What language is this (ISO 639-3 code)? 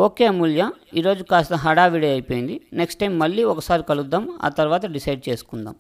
tel